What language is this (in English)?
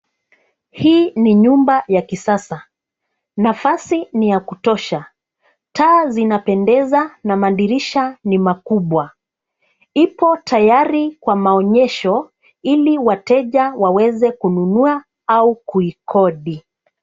Swahili